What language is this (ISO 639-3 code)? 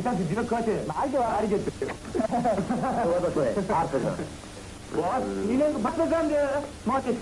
fas